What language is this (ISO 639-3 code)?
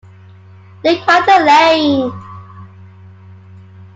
eng